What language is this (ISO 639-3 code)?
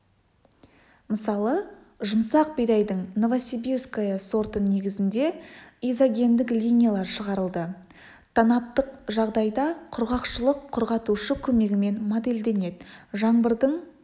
kaz